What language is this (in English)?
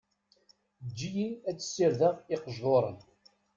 Kabyle